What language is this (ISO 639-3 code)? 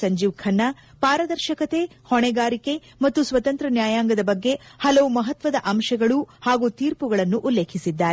kan